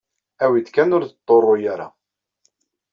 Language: Kabyle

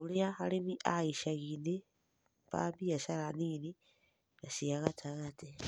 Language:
Kikuyu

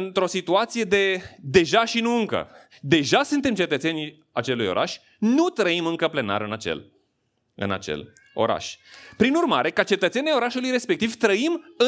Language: Romanian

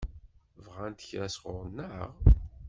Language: Kabyle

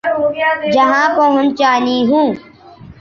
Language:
Urdu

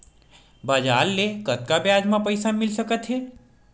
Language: Chhattisgarhi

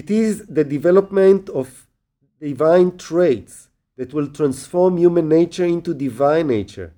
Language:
Hebrew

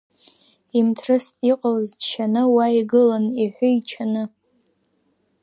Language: Abkhazian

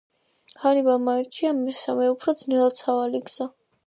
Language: Georgian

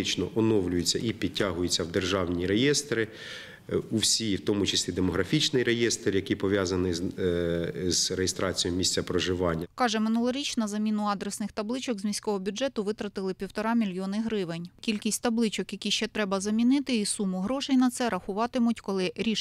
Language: Ukrainian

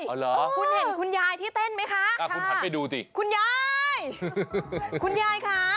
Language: Thai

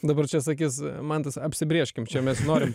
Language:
Lithuanian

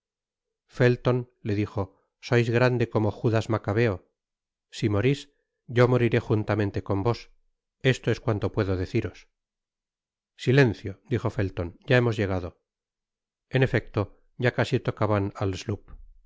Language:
Spanish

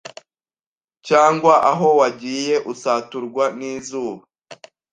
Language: Kinyarwanda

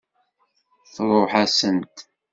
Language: Kabyle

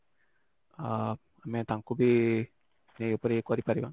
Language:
Odia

